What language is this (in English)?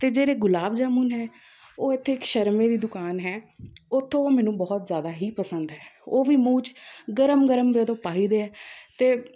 Punjabi